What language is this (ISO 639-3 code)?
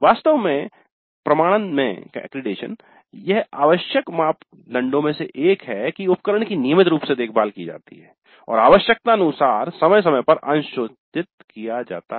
hin